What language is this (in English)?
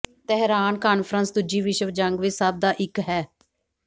Punjabi